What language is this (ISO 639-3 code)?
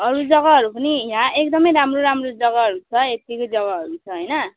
nep